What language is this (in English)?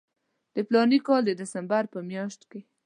Pashto